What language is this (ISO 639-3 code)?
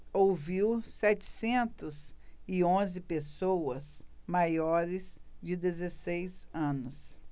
por